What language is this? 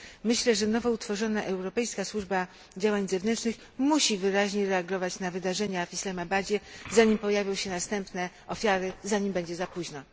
Polish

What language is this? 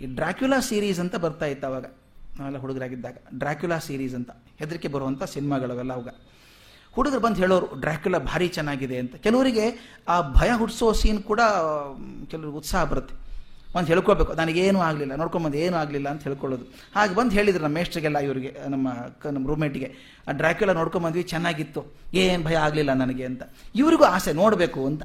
Kannada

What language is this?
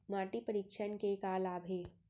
Chhattisgarhi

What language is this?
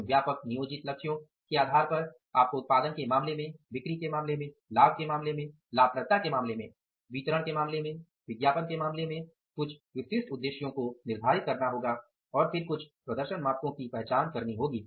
Hindi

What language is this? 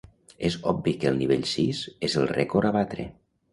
Catalan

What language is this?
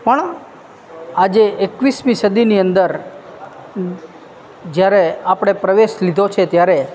Gujarati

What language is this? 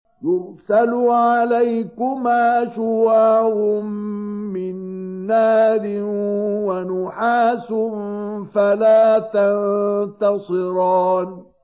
Arabic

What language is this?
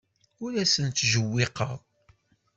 Kabyle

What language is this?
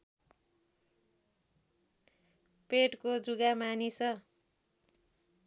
Nepali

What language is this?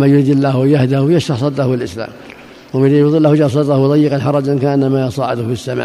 Arabic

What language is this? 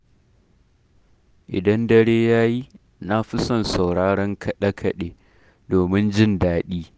Hausa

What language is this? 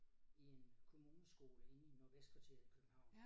Danish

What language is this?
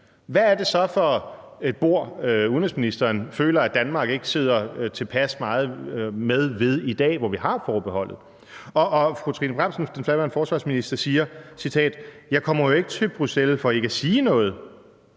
Danish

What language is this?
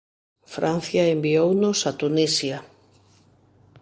Galician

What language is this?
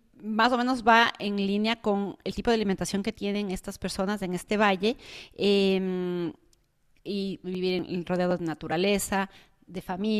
Spanish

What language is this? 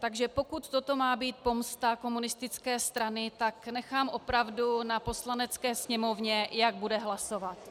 Czech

